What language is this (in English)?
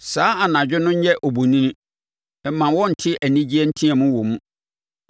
Akan